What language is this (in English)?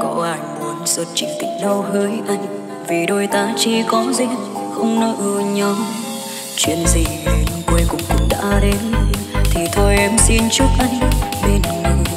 Vietnamese